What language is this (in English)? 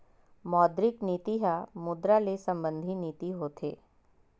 Chhattisgarhi